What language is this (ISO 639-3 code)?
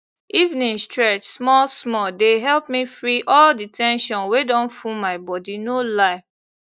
pcm